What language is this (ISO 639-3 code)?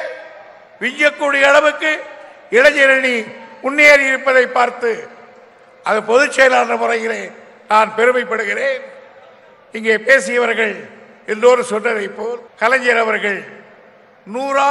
tam